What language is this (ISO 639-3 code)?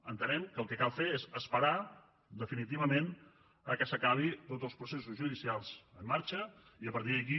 cat